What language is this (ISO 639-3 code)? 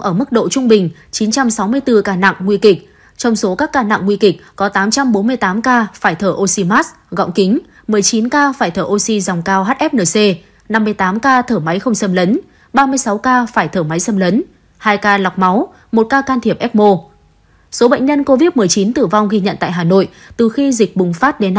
vie